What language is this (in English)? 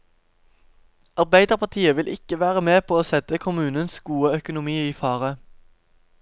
Norwegian